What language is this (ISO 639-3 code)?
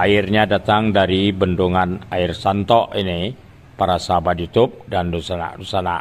ind